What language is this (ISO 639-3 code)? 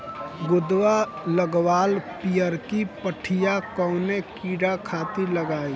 bho